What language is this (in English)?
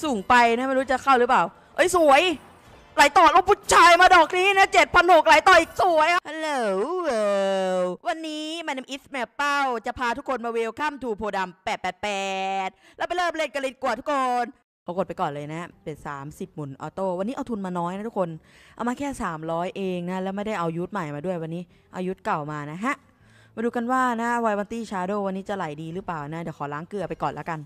Thai